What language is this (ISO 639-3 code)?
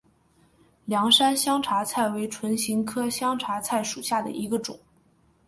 zho